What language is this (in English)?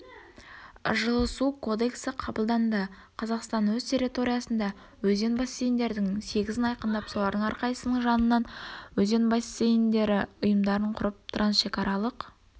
Kazakh